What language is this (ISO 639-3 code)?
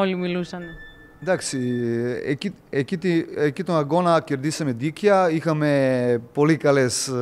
ell